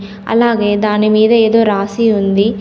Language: Telugu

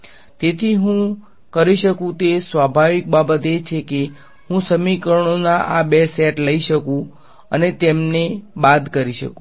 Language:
Gujarati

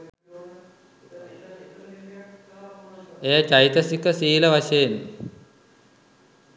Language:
Sinhala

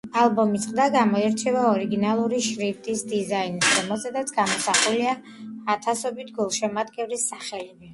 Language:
Georgian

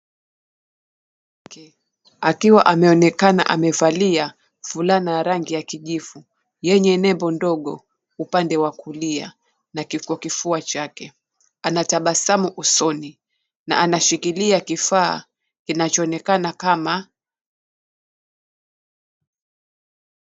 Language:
Swahili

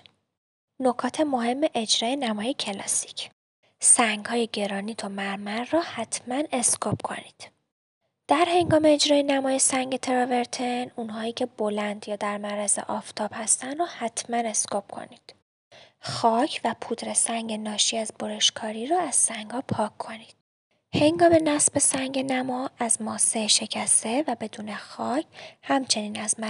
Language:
Persian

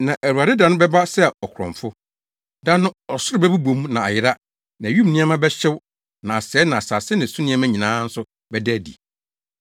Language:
Akan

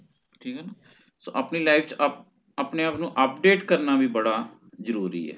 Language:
Punjabi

